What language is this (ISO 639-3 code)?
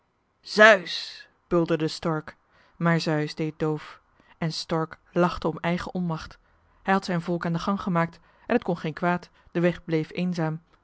nld